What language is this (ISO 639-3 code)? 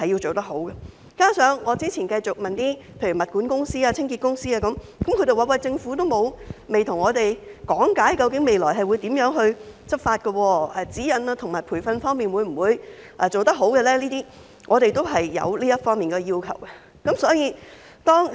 yue